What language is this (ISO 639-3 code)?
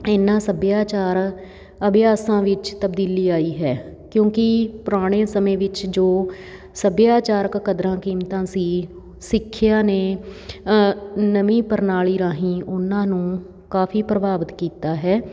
pan